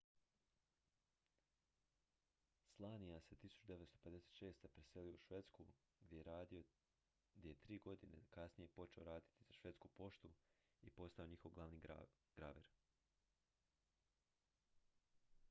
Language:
Croatian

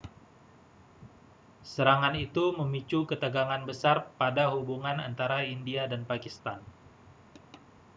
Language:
Indonesian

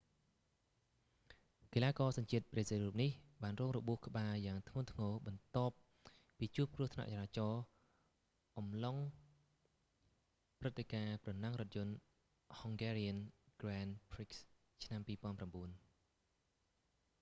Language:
Khmer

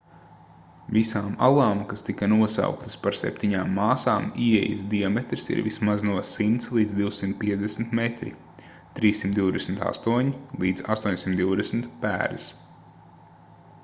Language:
Latvian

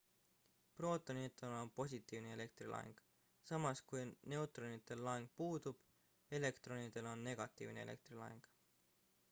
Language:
Estonian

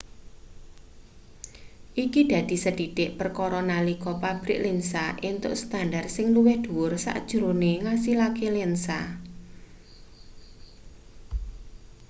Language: Javanese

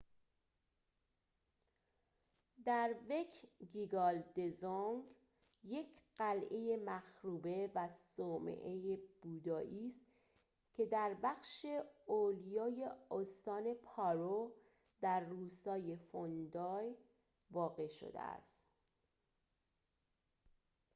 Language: Persian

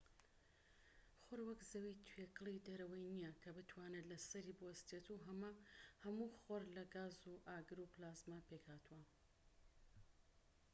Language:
Central Kurdish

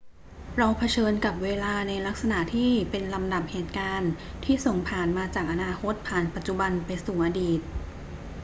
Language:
Thai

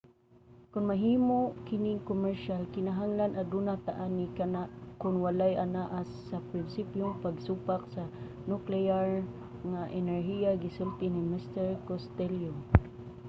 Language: Cebuano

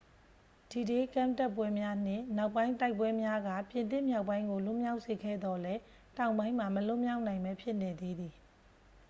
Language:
Burmese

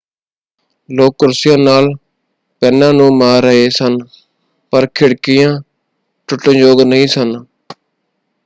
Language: Punjabi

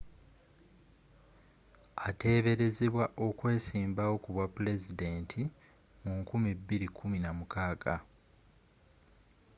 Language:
Ganda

